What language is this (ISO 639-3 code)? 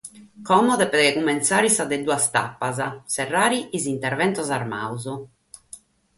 srd